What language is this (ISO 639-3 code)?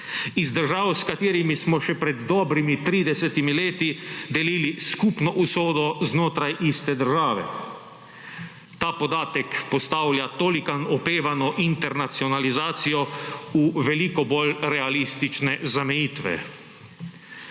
slv